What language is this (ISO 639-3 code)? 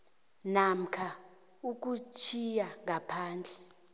nbl